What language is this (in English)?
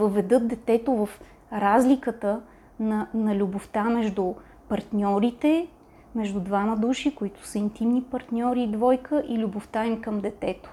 Bulgarian